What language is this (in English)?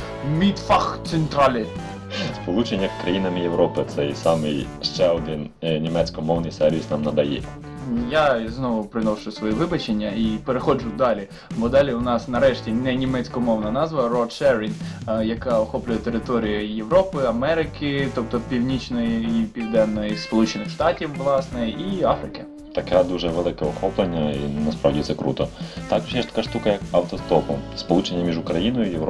Ukrainian